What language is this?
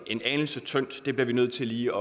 Danish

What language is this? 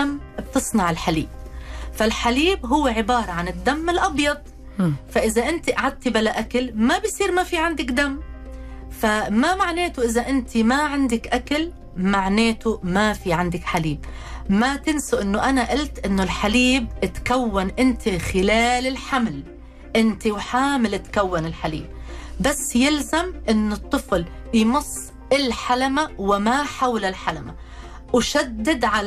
Arabic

